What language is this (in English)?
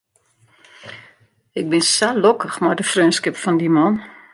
Western Frisian